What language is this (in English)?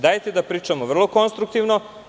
Serbian